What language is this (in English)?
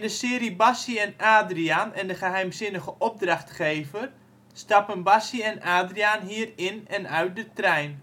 Dutch